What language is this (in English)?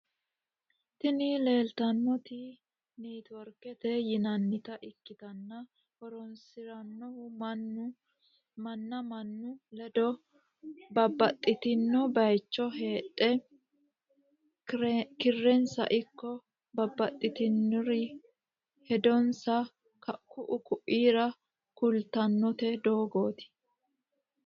Sidamo